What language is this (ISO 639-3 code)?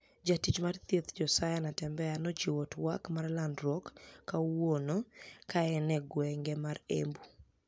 luo